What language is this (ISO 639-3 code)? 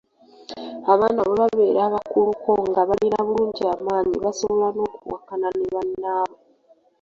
lug